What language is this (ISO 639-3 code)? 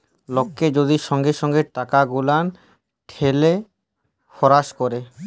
ben